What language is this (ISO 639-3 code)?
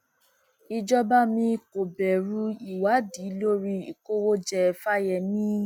yor